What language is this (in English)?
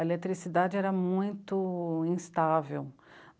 Portuguese